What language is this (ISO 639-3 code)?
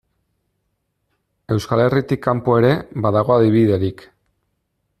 eus